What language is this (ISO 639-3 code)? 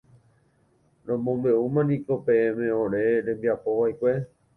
grn